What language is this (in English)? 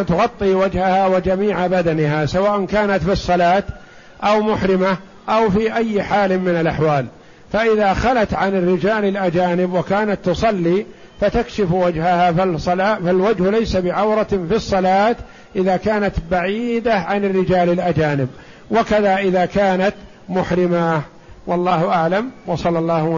Arabic